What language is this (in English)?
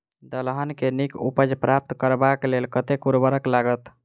Maithili